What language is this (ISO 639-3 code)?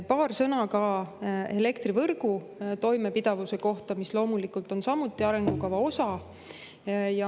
est